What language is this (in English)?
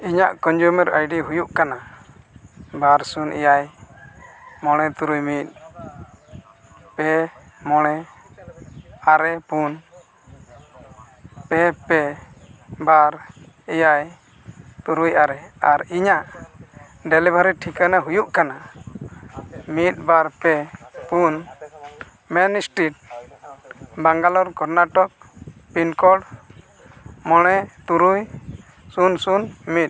Santali